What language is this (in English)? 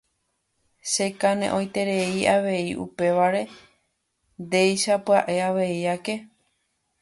Guarani